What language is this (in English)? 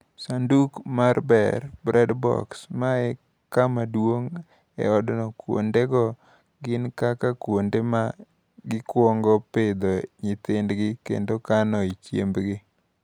Luo (Kenya and Tanzania)